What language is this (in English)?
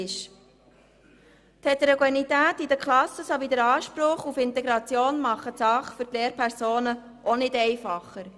Swiss German